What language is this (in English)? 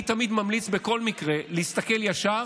Hebrew